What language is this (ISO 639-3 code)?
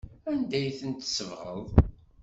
kab